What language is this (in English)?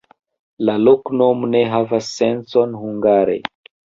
Esperanto